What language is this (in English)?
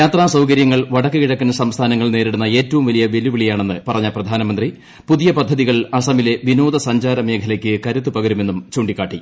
Malayalam